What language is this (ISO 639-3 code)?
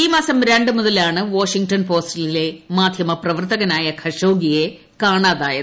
mal